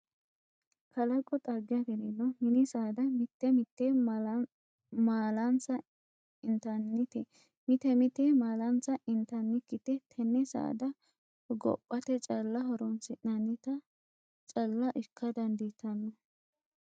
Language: Sidamo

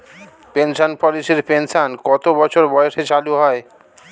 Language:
Bangla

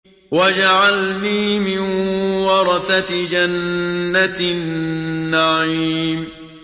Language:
Arabic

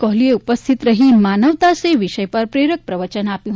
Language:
Gujarati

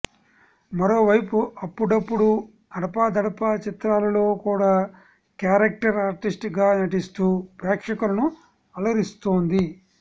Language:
Telugu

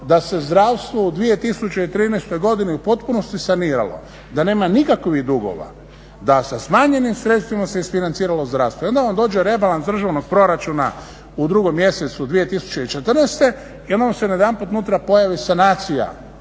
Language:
Croatian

